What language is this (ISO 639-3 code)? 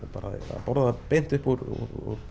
isl